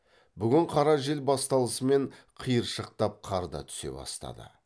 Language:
Kazakh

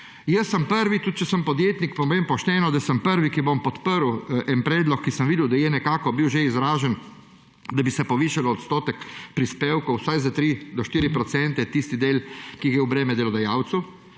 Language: Slovenian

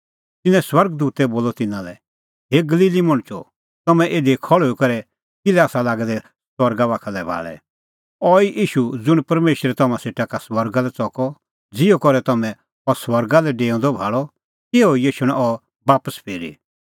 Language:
Kullu Pahari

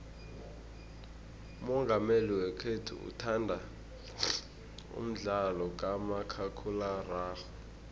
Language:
South Ndebele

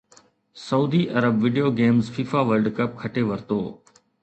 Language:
Sindhi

